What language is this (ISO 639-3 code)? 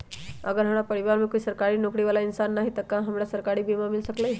mag